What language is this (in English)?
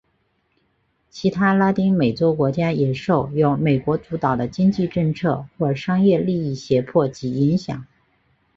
Chinese